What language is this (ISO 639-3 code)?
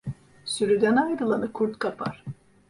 tur